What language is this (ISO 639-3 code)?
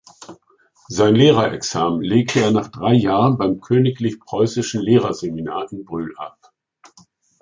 deu